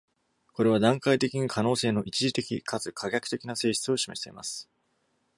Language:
Japanese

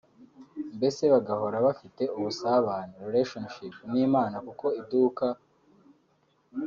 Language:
Kinyarwanda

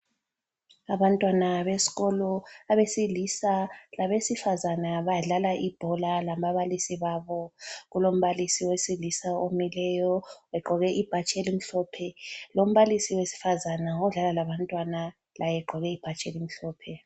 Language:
North Ndebele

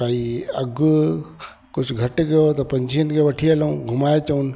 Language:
Sindhi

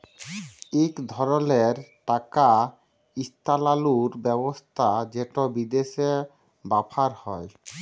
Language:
Bangla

